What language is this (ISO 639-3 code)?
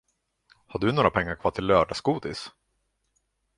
swe